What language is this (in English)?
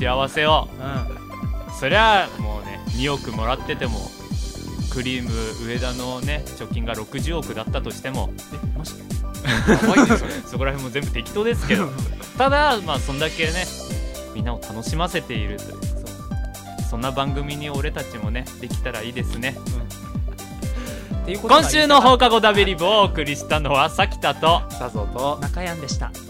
Japanese